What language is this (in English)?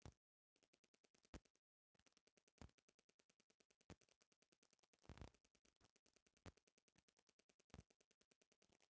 Bhojpuri